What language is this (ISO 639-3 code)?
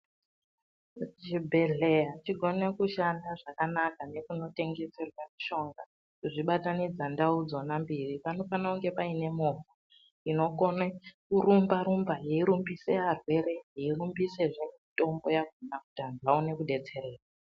ndc